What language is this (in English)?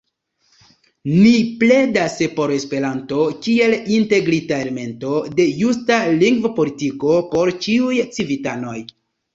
Esperanto